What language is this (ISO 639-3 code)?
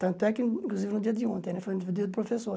por